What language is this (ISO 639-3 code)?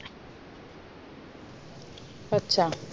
mar